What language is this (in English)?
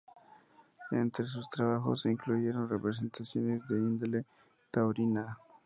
Spanish